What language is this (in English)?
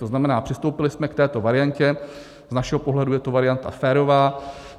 Czech